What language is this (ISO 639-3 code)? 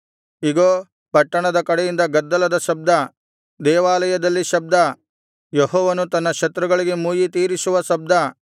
kan